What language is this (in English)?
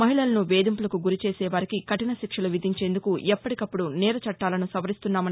Telugu